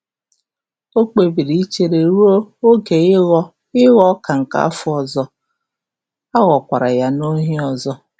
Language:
Igbo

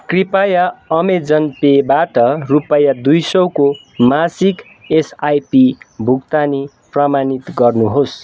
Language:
Nepali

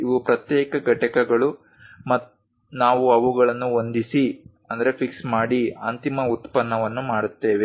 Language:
Kannada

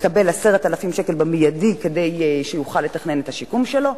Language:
Hebrew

